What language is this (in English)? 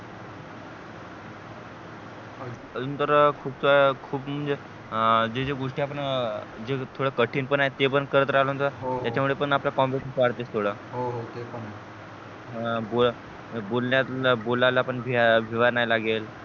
Marathi